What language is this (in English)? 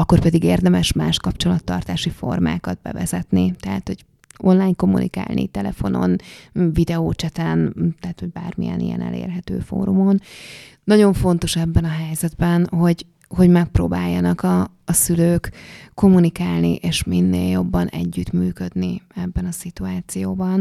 Hungarian